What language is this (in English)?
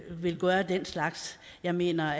Danish